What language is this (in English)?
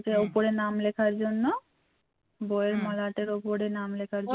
Bangla